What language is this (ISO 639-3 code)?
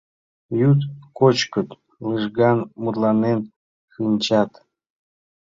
chm